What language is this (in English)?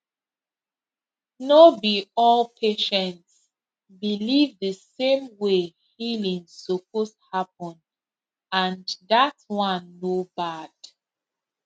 Nigerian Pidgin